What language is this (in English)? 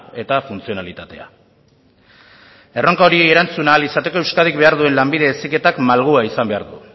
Basque